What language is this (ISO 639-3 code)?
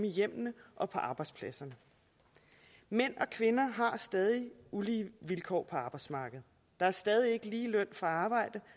dan